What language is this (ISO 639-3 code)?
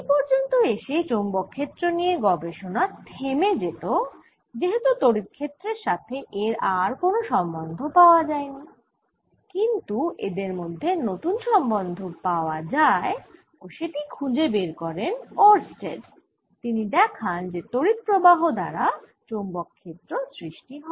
ben